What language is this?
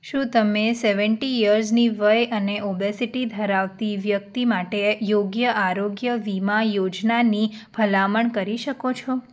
Gujarati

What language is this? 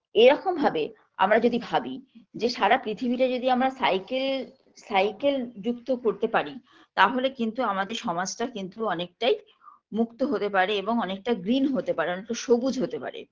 Bangla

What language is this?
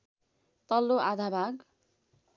Nepali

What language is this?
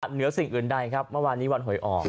Thai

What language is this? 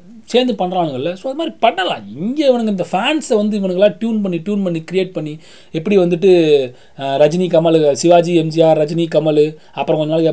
Tamil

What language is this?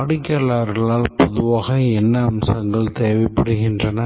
Tamil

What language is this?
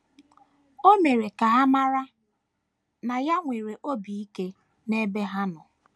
Igbo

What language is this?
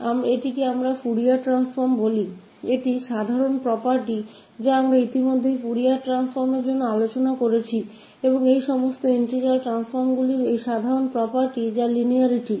Hindi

